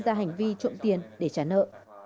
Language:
Vietnamese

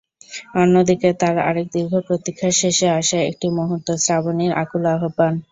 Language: Bangla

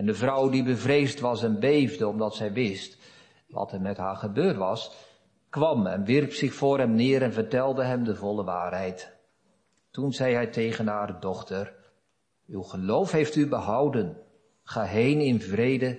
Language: Dutch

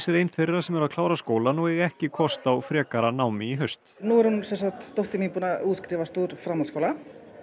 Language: Icelandic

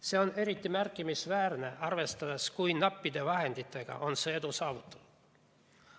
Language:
Estonian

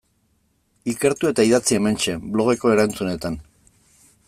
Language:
Basque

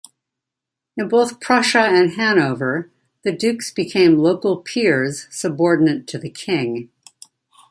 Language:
English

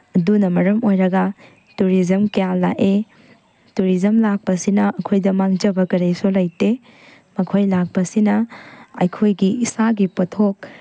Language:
Manipuri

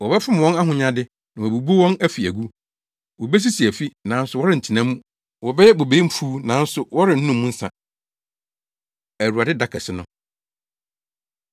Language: Akan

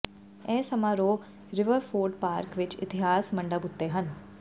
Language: Punjabi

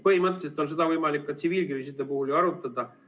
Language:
Estonian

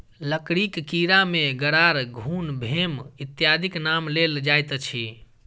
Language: Maithili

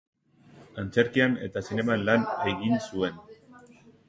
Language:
Basque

